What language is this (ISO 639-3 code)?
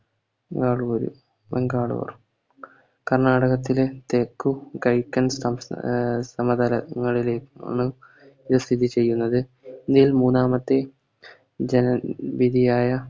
mal